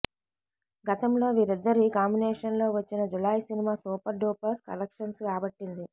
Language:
Telugu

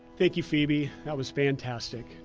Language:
English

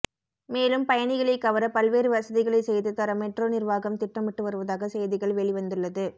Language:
Tamil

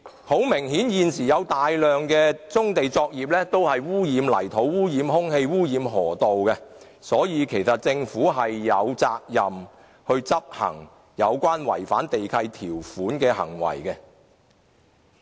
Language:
Cantonese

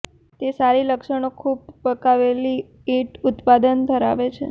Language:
Gujarati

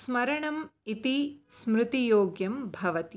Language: Sanskrit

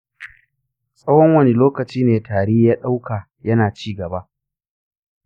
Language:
Hausa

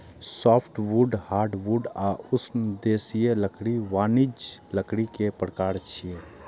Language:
Maithili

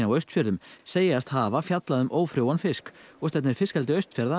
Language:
Icelandic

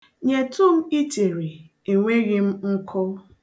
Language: Igbo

